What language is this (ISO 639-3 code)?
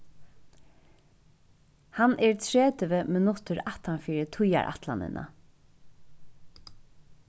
fao